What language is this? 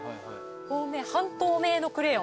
Japanese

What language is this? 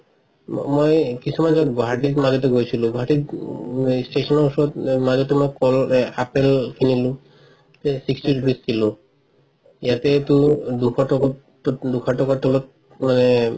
Assamese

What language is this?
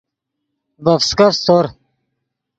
Yidgha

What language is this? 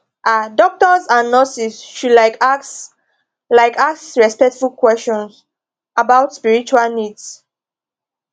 Nigerian Pidgin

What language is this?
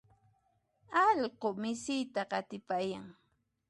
Puno Quechua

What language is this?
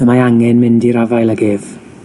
Welsh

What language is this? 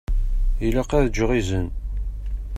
Kabyle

